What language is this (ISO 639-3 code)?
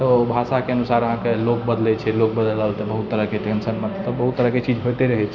mai